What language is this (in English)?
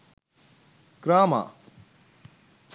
Sinhala